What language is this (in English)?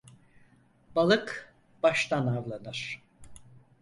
Turkish